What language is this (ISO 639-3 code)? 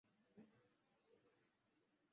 swa